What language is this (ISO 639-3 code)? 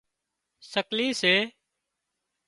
kxp